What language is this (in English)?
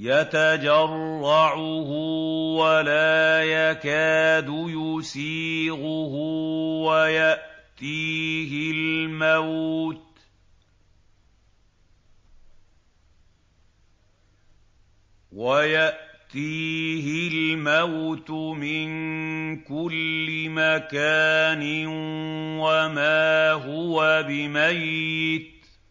Arabic